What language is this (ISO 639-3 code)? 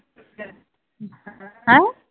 pan